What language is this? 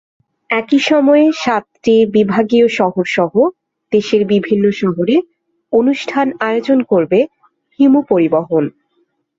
Bangla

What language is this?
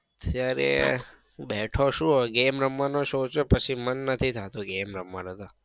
Gujarati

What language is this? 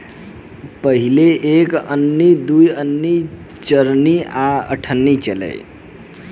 Bhojpuri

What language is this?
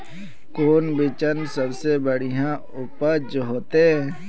Magahi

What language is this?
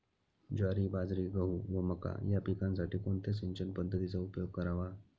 Marathi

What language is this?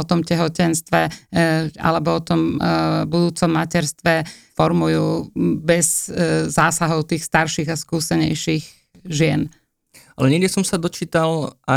Slovak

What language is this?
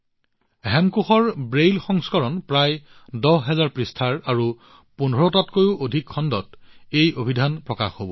Assamese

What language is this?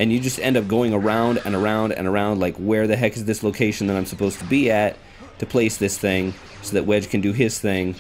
English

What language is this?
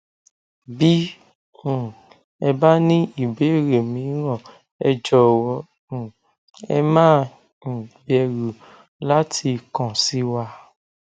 Yoruba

